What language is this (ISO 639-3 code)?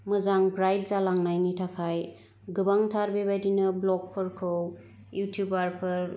brx